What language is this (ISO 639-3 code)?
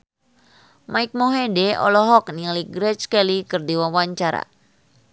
sun